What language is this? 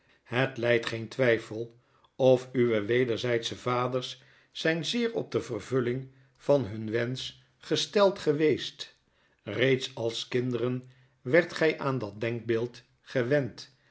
Dutch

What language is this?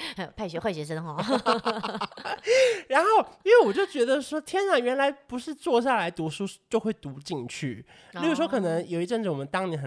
Chinese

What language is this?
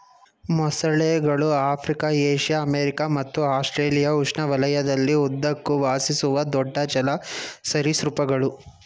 Kannada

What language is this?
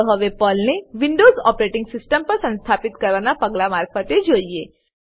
Gujarati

